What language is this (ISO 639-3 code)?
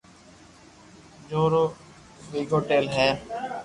lrk